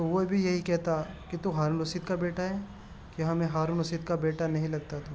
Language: Urdu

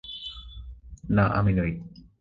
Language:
Bangla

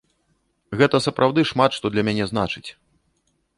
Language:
Belarusian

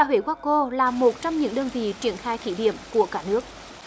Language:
Vietnamese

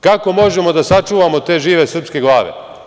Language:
Serbian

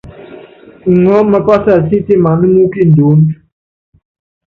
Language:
Yangben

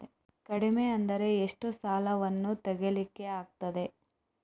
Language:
Kannada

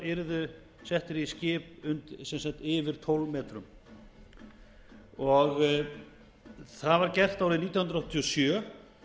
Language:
Icelandic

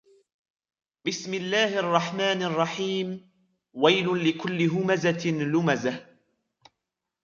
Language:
Arabic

